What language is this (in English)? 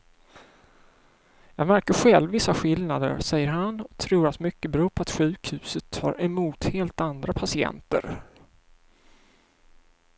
Swedish